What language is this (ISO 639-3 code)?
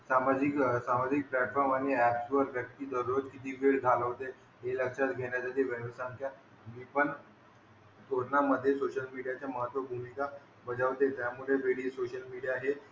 mar